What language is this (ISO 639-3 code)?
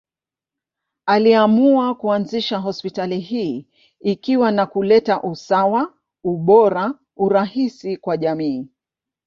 swa